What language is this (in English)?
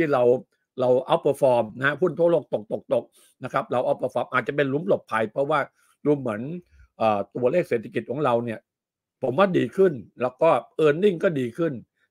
Thai